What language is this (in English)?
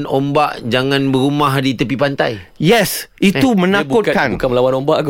Malay